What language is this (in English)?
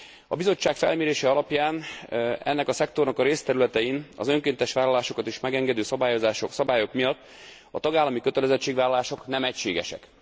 Hungarian